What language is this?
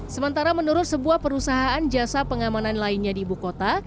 Indonesian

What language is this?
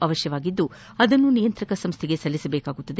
Kannada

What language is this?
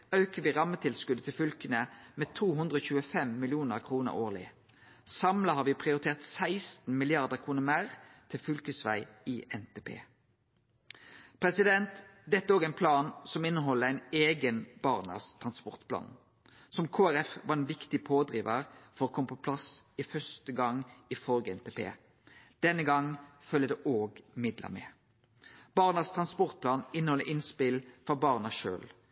Norwegian Nynorsk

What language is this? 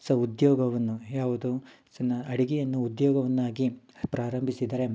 Kannada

